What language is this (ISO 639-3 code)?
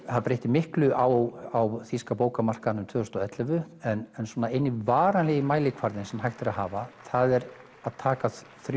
isl